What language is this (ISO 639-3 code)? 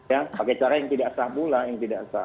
ind